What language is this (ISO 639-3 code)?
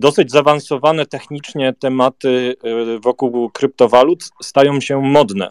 pol